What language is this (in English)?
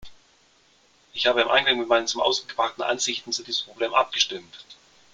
German